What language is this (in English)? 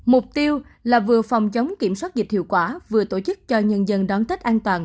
Vietnamese